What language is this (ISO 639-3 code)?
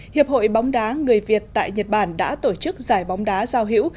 vie